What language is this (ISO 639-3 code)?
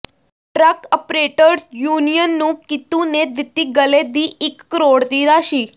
pan